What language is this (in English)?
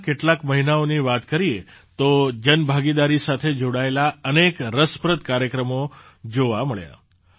Gujarati